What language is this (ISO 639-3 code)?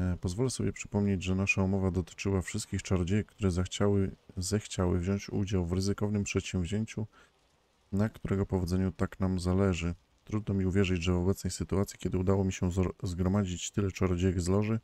pol